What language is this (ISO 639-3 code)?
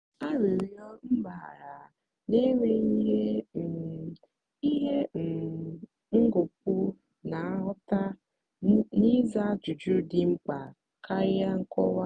ibo